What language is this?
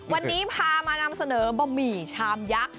Thai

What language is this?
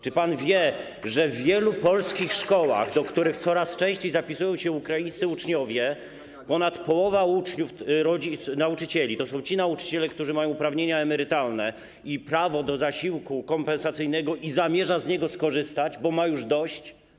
Polish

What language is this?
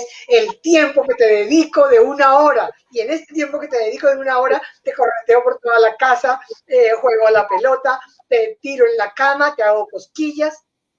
Spanish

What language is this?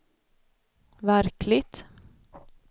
Swedish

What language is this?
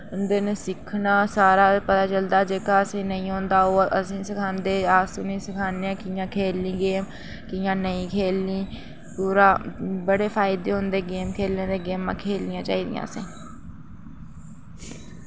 Dogri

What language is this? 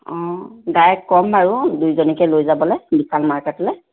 Assamese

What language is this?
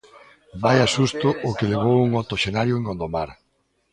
Galician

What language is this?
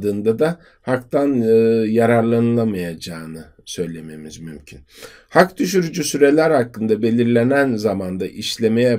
Turkish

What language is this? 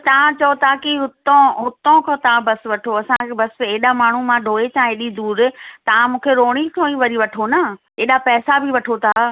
Sindhi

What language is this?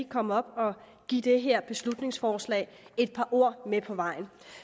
Danish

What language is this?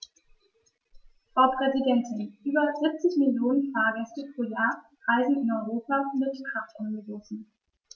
German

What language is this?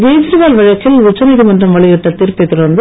Tamil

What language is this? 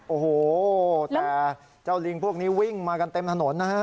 Thai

